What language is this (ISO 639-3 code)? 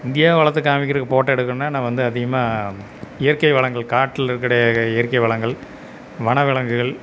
tam